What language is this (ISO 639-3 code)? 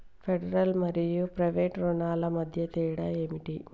tel